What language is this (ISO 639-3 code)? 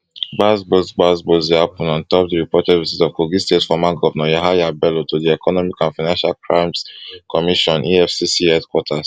pcm